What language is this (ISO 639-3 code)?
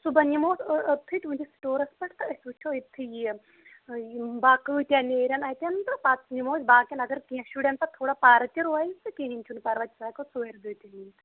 kas